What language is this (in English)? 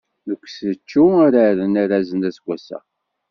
Kabyle